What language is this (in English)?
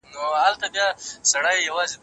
Pashto